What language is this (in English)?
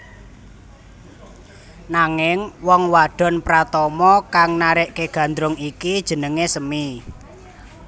Javanese